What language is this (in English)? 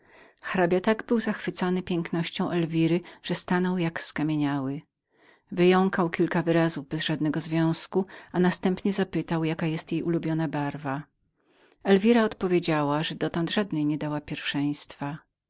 Polish